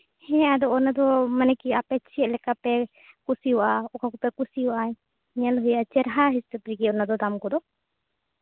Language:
Santali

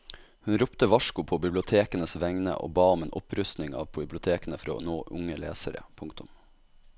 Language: Norwegian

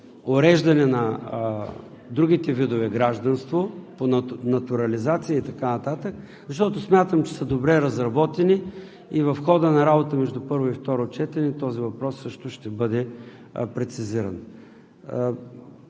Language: Bulgarian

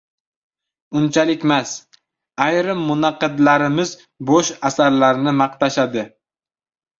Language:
Uzbek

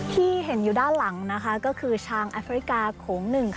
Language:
Thai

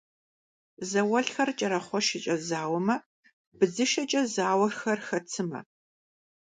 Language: Kabardian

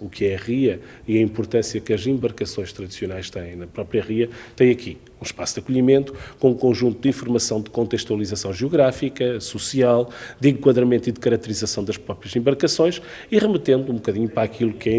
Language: Portuguese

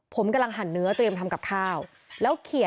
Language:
Thai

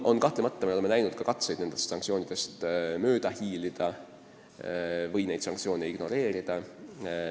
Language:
Estonian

